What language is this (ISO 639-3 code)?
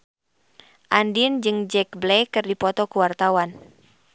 sun